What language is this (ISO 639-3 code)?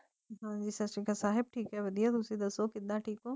pan